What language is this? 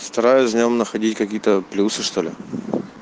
Russian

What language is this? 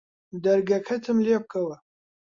Central Kurdish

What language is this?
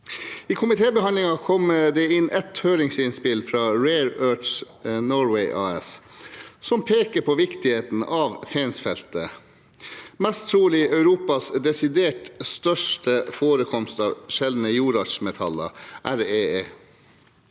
Norwegian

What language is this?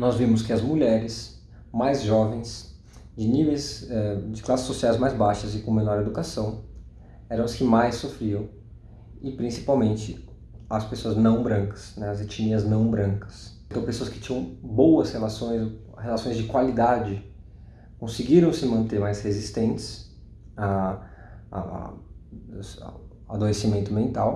Portuguese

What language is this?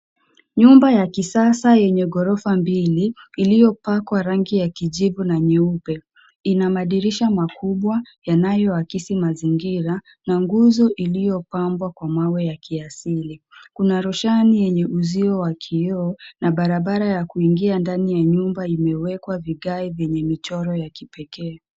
Swahili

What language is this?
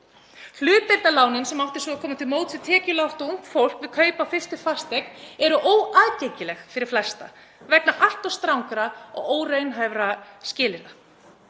Icelandic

